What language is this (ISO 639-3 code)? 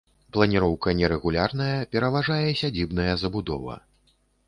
bel